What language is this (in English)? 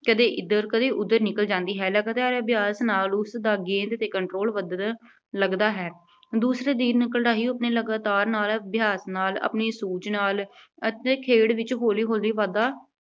Punjabi